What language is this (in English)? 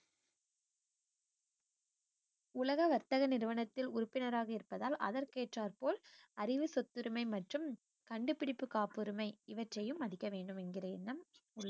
Tamil